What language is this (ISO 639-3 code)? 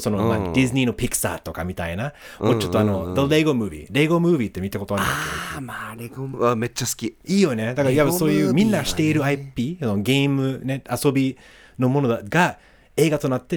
jpn